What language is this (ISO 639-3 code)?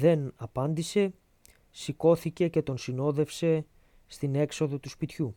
ell